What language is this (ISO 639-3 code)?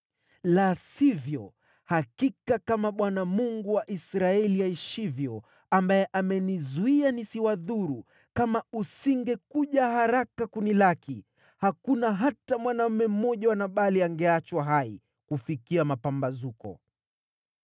swa